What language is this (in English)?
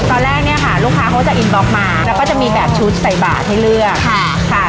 Thai